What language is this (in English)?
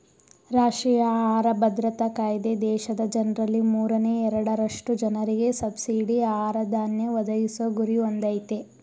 Kannada